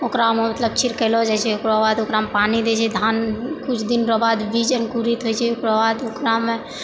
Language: Maithili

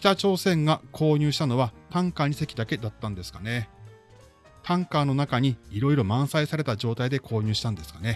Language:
Japanese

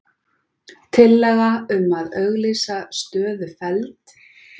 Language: Icelandic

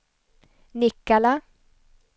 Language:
Swedish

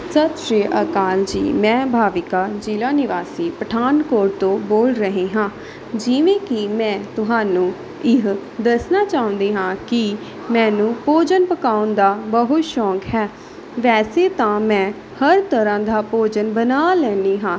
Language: Punjabi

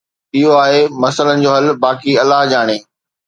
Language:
Sindhi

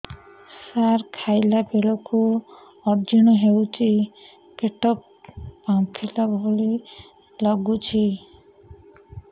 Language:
Odia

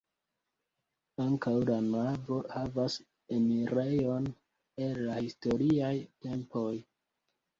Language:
Esperanto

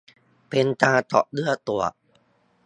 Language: Thai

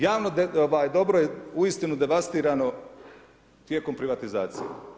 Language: Croatian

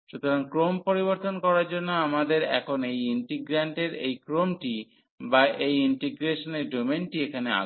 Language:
Bangla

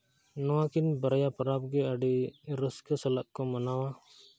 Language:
Santali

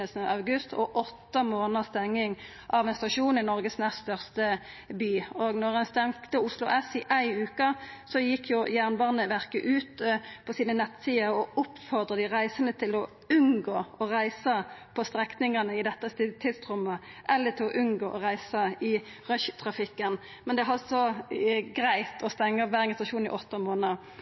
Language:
Norwegian Nynorsk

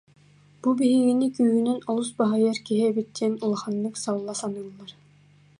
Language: Yakut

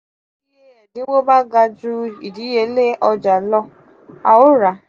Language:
Yoruba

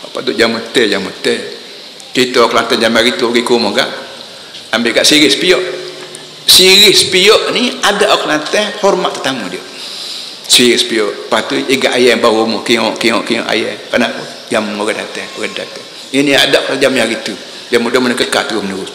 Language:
Malay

